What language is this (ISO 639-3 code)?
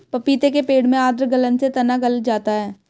hin